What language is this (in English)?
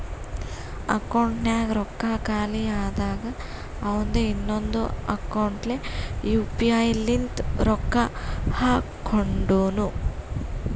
Kannada